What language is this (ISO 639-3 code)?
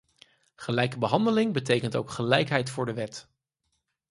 nld